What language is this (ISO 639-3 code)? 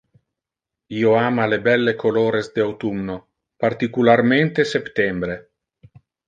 ina